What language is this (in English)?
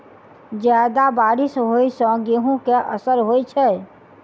Maithili